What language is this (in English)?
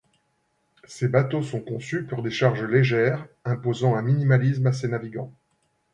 French